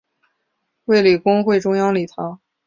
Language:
Chinese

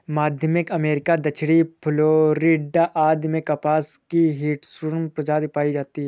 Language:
Hindi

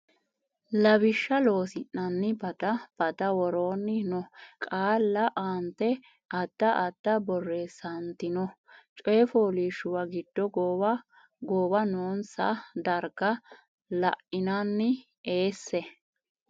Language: Sidamo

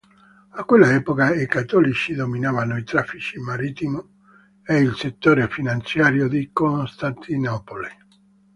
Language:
Italian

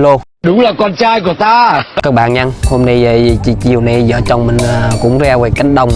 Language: Vietnamese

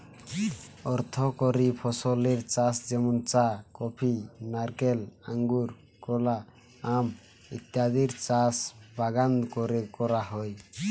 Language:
Bangla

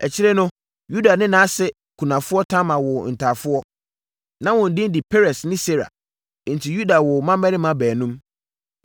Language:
Akan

